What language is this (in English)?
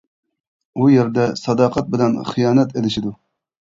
Uyghur